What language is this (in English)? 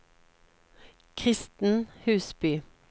Norwegian